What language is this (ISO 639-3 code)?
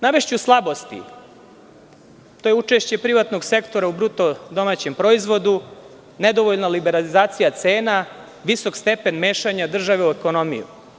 srp